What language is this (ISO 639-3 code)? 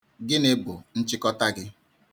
ibo